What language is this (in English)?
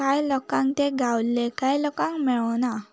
Konkani